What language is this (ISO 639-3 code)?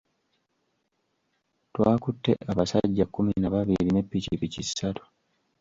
lug